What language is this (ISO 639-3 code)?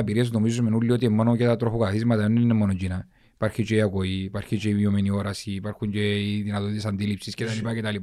ell